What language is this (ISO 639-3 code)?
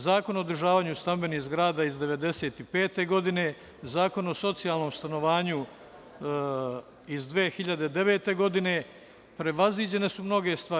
srp